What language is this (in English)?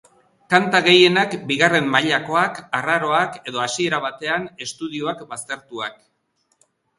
Basque